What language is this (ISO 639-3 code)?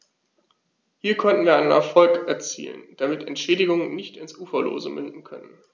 deu